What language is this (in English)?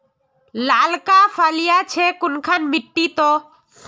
Magahi